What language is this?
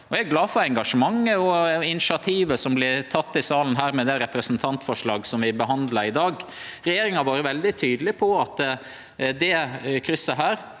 Norwegian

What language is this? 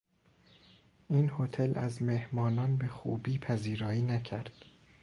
Persian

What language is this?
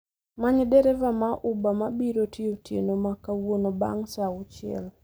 Luo (Kenya and Tanzania)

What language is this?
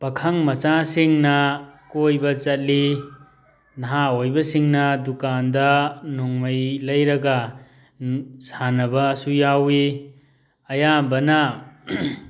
Manipuri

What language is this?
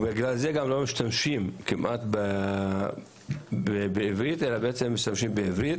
Hebrew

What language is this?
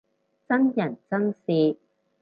Cantonese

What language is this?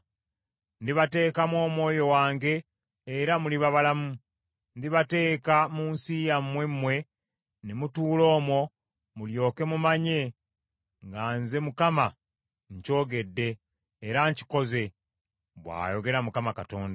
Ganda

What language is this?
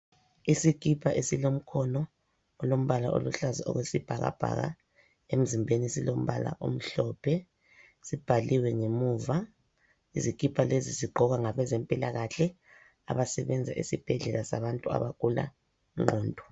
North Ndebele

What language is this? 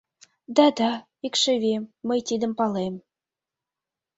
Mari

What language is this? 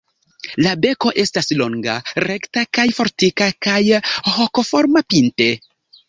Esperanto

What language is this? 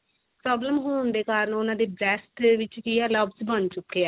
Punjabi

